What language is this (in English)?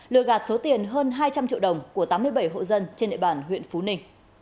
Vietnamese